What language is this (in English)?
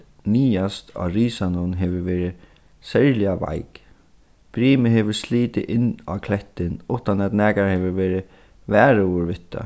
Faroese